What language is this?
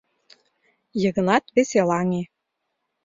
Mari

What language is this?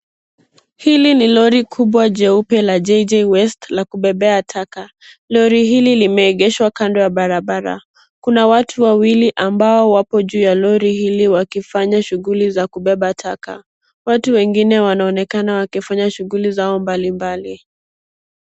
Swahili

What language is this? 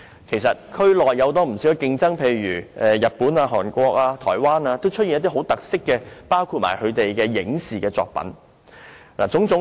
Cantonese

